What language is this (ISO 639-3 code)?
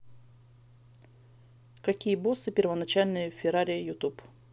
rus